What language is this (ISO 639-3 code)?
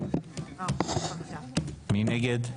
heb